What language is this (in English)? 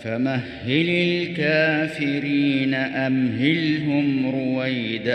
Arabic